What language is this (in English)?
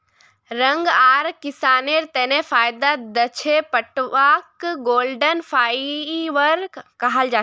Magahi